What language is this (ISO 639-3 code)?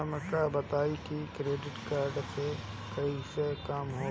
bho